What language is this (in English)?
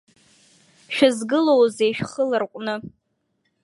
Abkhazian